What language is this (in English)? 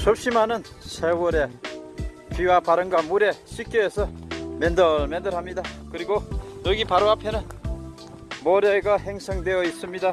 Korean